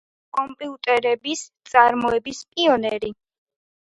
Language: Georgian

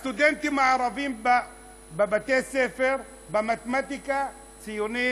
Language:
Hebrew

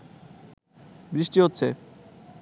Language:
Bangla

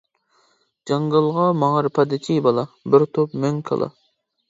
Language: Uyghur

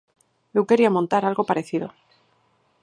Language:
Galician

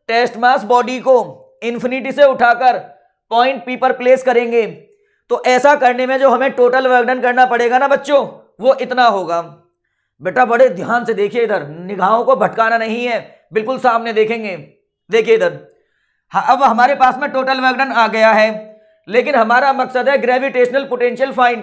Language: Hindi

